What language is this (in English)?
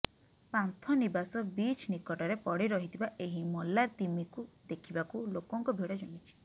Odia